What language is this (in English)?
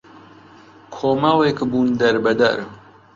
Central Kurdish